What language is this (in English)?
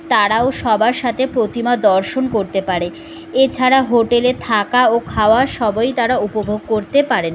Bangla